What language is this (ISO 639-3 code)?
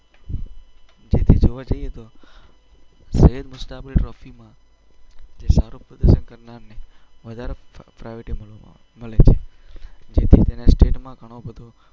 guj